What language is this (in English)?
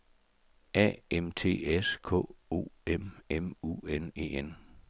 Danish